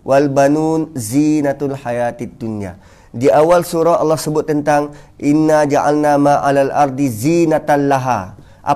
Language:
Malay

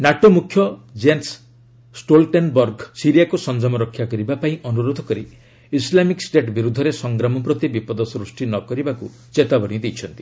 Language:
Odia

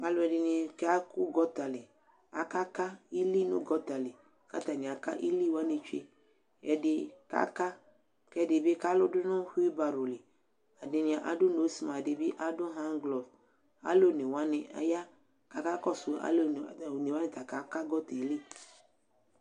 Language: Ikposo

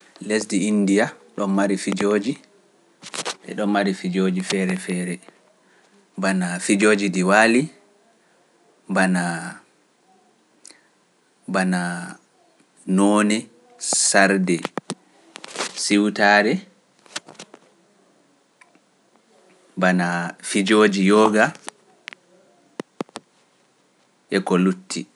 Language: Pular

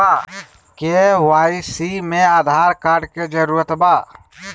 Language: Magahi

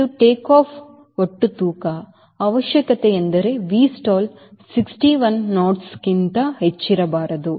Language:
Kannada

